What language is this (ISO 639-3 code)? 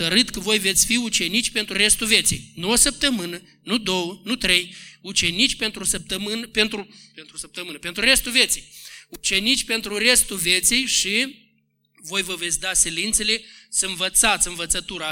ron